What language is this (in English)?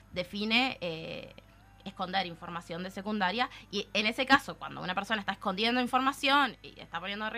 Spanish